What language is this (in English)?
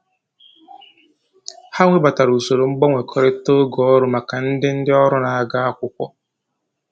Igbo